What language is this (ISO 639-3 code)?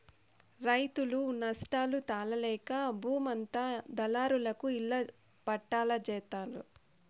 tel